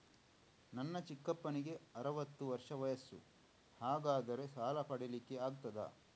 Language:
Kannada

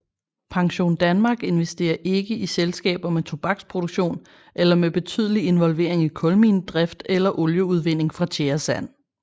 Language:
Danish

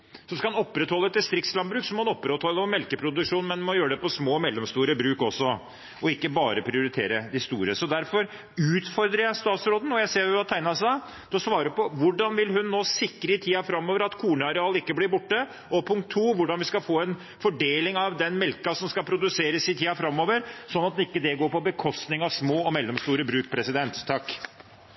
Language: Norwegian Bokmål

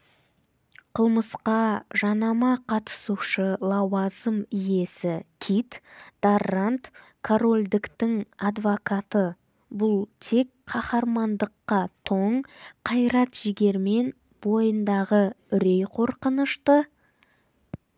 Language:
Kazakh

